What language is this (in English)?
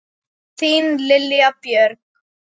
Icelandic